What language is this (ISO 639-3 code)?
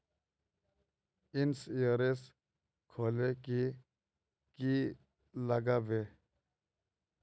mag